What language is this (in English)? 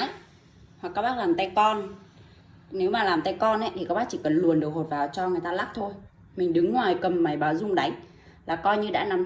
Vietnamese